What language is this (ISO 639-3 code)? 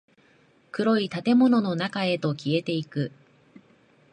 jpn